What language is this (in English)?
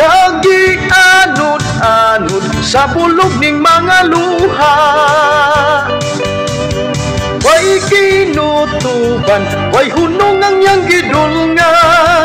Thai